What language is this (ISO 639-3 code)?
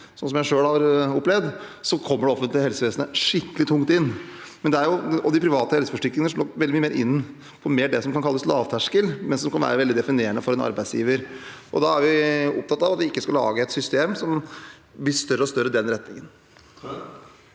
nor